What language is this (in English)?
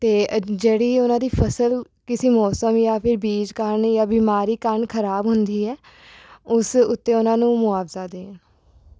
Punjabi